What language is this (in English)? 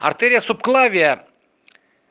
Russian